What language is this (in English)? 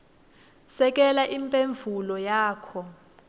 Swati